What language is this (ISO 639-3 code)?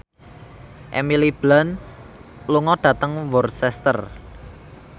jav